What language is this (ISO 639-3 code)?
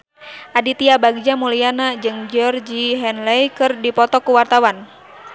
sun